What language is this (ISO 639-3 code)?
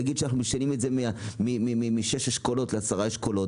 heb